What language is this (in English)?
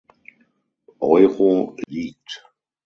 German